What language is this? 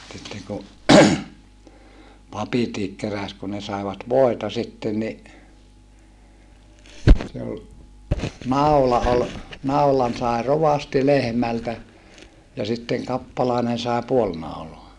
Finnish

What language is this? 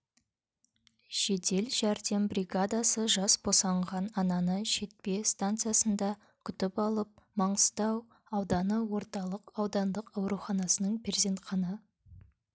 Kazakh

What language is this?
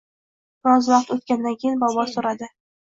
Uzbek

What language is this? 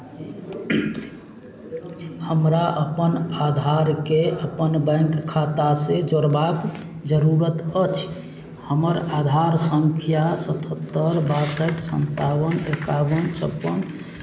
Maithili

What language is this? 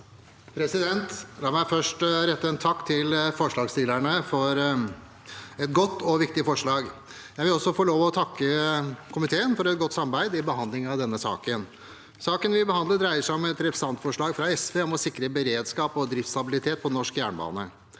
Norwegian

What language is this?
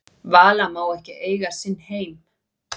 Icelandic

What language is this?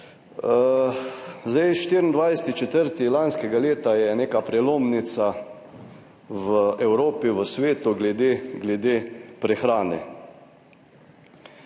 Slovenian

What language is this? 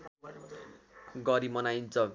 Nepali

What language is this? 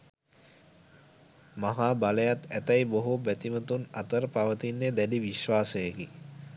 Sinhala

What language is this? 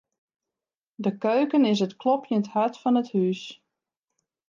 Western Frisian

